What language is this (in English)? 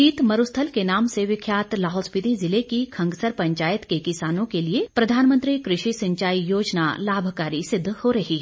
Hindi